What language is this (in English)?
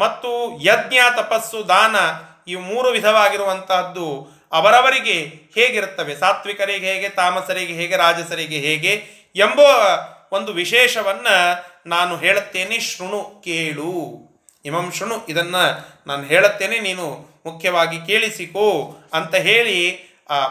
Kannada